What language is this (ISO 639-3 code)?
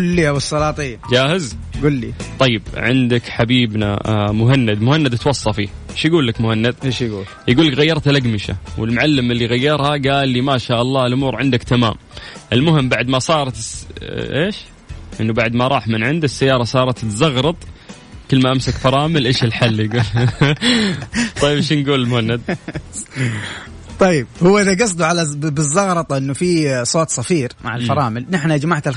ara